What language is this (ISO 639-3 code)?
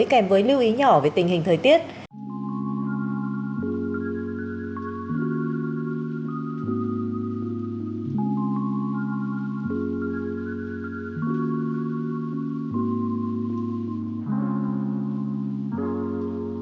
vie